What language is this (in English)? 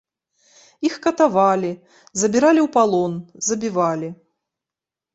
Belarusian